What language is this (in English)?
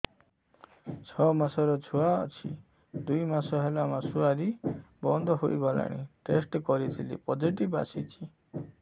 Odia